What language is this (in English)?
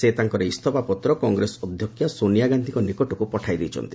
Odia